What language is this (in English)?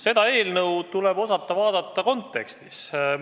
Estonian